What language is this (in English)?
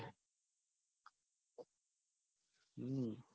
Gujarati